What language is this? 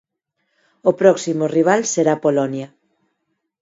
Galician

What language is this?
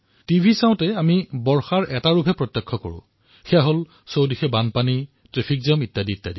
Assamese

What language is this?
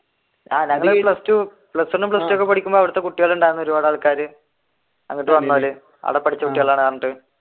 Malayalam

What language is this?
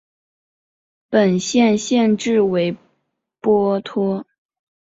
Chinese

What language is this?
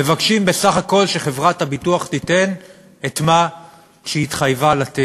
Hebrew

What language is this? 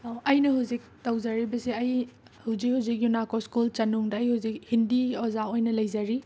Manipuri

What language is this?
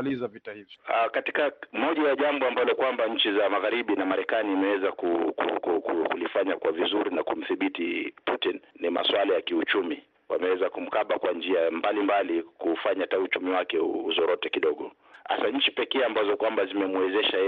Swahili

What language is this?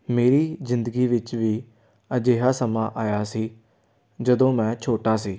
Punjabi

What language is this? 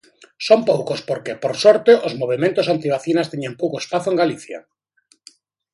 Galician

